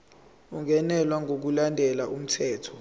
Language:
Zulu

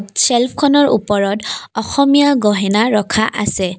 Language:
Assamese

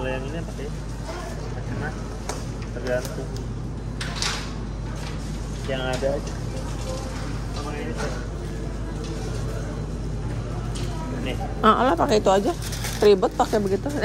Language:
Indonesian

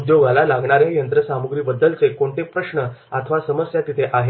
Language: Marathi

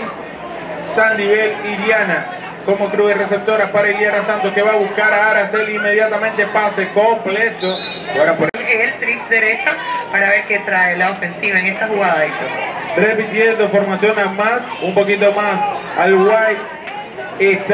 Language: Spanish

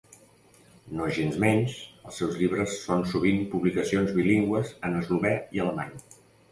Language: Catalan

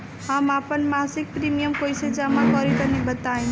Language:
Bhojpuri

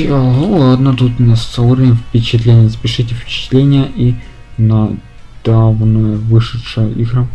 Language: Russian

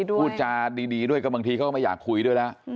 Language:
Thai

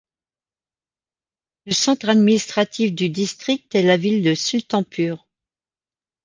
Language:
French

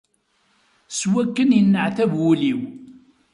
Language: Kabyle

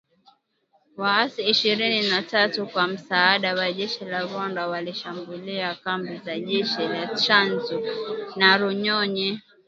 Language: Swahili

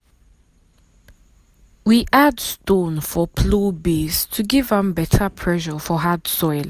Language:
Nigerian Pidgin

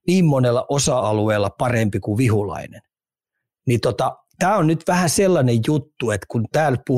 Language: Finnish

